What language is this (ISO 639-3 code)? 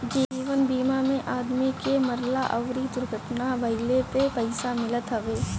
bho